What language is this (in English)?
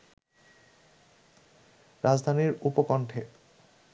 Bangla